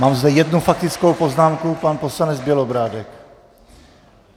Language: Czech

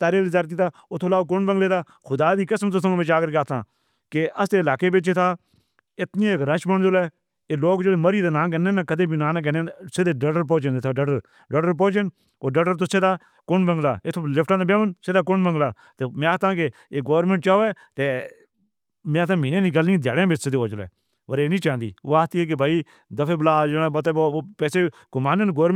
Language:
Northern Hindko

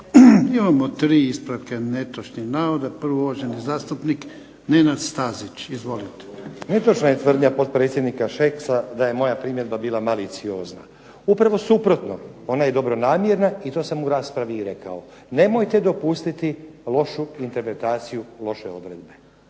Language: Croatian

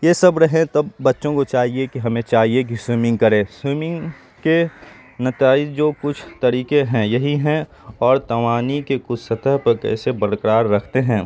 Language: Urdu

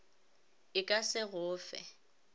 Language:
Northern Sotho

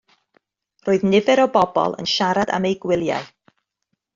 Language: Welsh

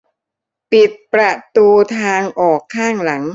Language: Thai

